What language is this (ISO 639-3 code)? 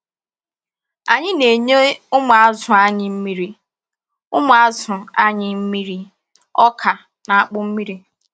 ibo